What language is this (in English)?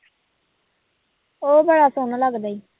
Punjabi